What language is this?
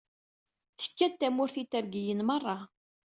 Kabyle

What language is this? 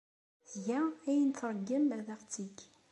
Kabyle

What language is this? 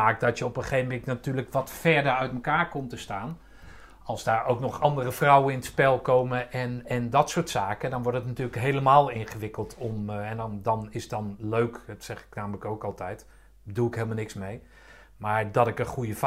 Dutch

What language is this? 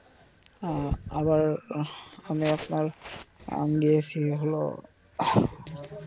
Bangla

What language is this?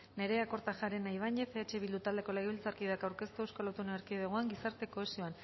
Basque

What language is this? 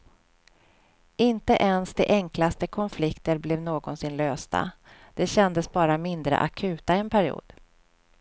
Swedish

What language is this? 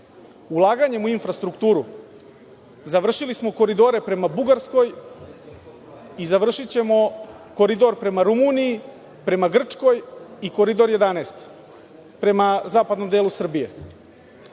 Serbian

